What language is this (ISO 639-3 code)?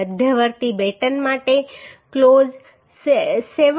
guj